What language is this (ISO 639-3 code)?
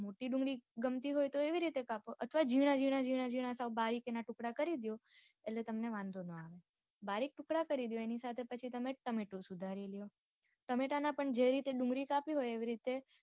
guj